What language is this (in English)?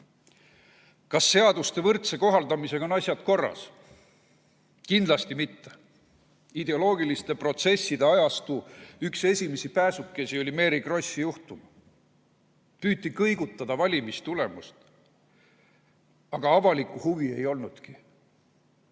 Estonian